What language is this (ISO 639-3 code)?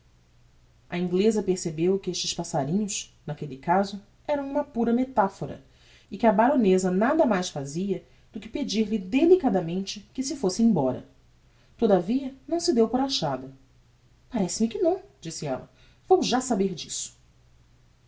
por